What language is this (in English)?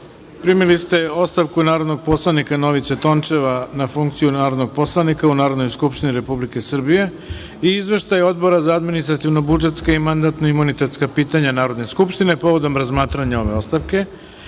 Serbian